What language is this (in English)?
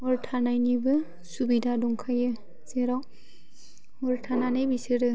Bodo